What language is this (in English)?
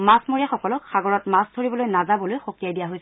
Assamese